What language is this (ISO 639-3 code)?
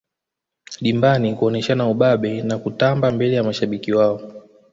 swa